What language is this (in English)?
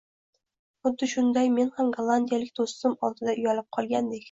Uzbek